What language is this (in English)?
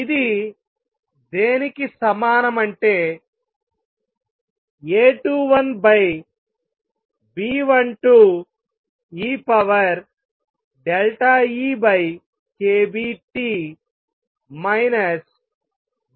Telugu